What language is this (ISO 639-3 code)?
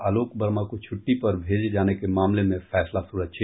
hin